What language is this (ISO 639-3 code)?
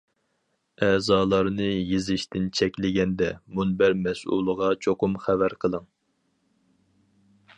uig